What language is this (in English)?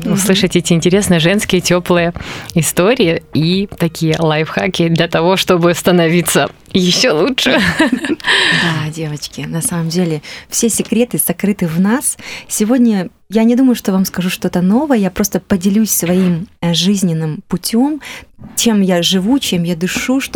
Russian